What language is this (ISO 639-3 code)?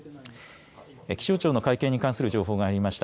jpn